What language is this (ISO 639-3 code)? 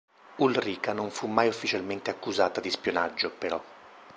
ita